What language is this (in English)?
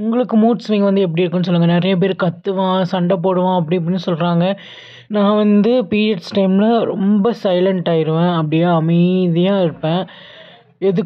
Tamil